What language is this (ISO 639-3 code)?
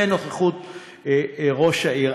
heb